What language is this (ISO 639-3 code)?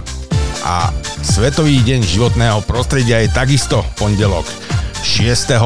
slk